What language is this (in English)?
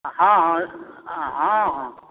Maithili